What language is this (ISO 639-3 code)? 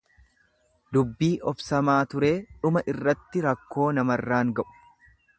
orm